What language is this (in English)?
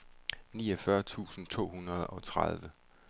Danish